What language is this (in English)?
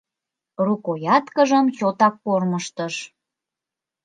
Mari